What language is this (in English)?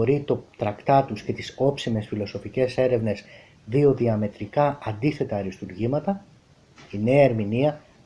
Greek